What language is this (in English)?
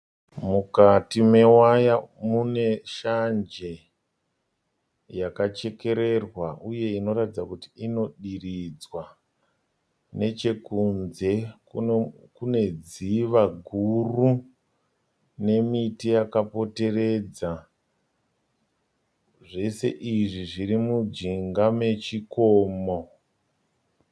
Shona